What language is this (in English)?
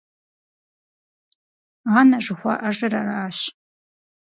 Kabardian